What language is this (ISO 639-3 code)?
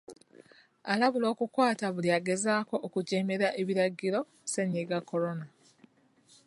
lug